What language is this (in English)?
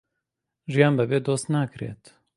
Central Kurdish